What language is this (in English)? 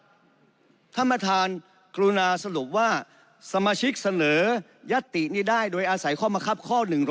Thai